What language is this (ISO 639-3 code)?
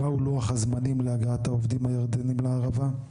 heb